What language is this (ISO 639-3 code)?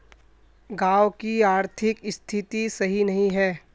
mag